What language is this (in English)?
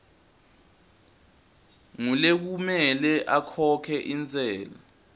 Swati